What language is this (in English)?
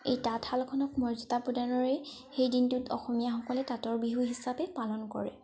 Assamese